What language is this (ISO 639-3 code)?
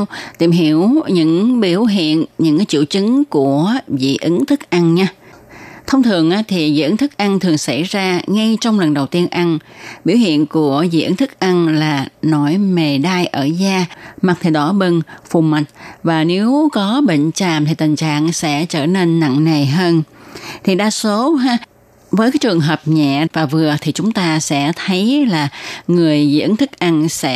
vie